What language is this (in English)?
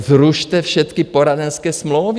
Czech